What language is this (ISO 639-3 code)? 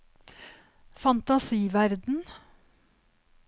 nor